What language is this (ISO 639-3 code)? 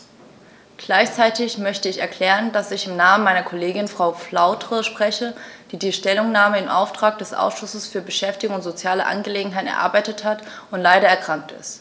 deu